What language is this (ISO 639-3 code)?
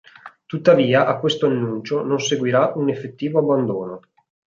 ita